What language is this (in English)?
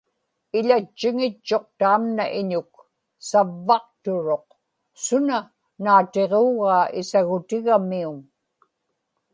Inupiaq